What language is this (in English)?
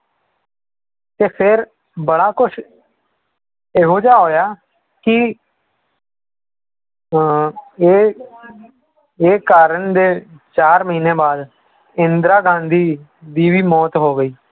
Punjabi